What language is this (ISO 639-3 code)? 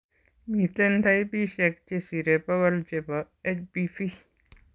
kln